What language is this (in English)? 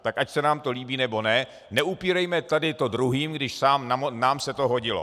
Czech